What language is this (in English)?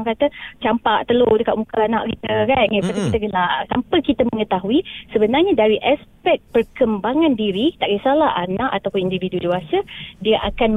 Malay